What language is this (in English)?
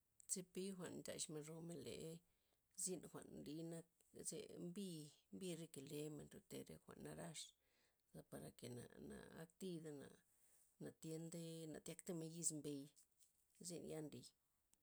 Loxicha Zapotec